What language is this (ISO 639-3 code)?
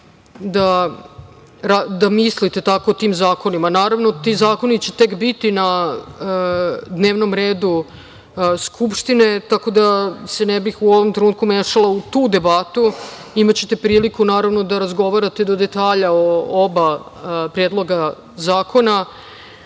srp